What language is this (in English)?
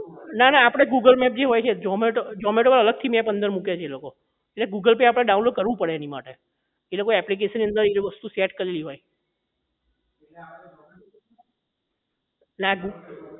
Gujarati